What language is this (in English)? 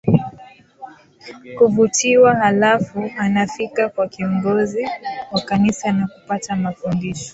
Swahili